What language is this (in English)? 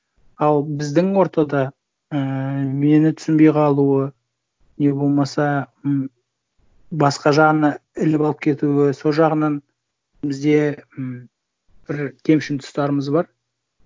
Kazakh